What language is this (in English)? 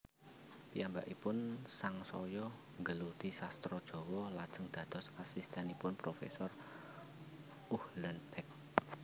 Javanese